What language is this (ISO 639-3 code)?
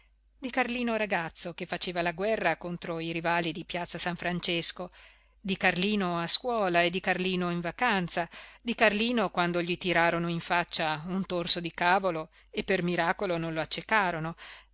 ita